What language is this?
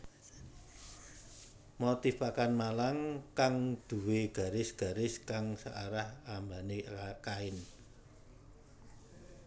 Javanese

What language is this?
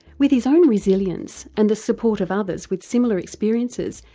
English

